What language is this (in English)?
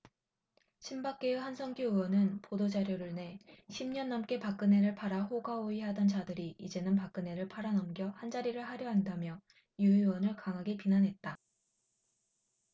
Korean